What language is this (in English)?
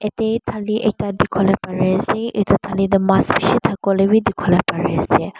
Naga Pidgin